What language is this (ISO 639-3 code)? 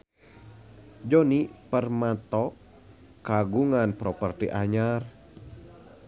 sun